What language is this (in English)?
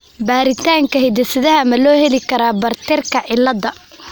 Somali